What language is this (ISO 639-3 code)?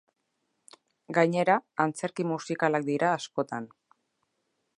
eus